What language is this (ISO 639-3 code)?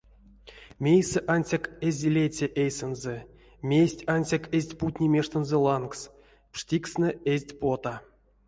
myv